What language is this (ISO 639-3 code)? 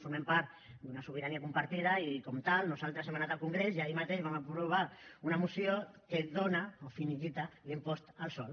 cat